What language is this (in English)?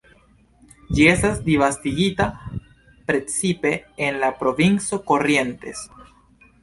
Esperanto